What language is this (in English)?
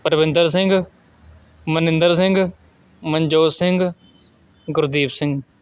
Punjabi